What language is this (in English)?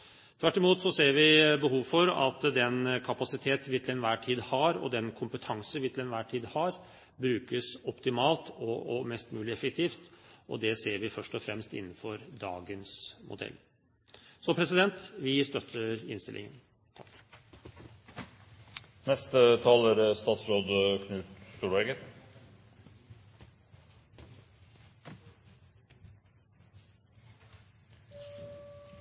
Norwegian Bokmål